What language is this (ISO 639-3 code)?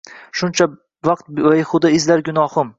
uzb